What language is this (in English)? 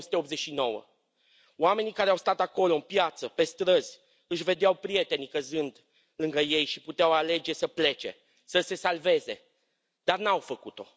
Romanian